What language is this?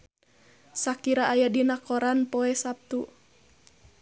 Sundanese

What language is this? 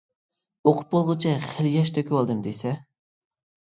Uyghur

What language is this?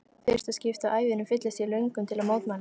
Icelandic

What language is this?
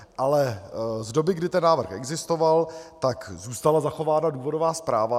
Czech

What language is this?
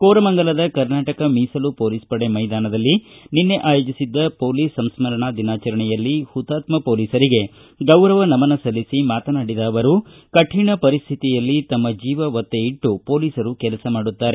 Kannada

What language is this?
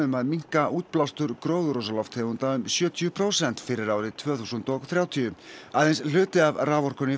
Icelandic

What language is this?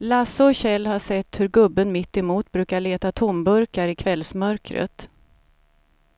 Swedish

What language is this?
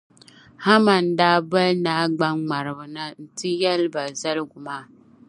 Dagbani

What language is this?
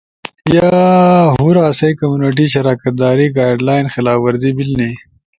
Ushojo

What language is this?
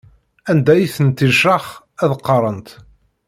Kabyle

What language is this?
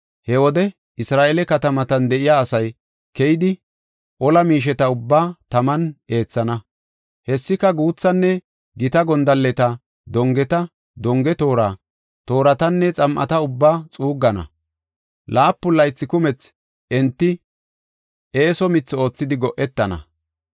Gofa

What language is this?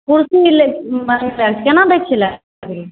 Maithili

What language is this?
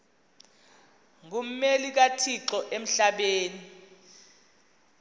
Xhosa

